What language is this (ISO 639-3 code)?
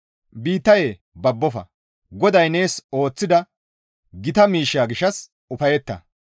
gmv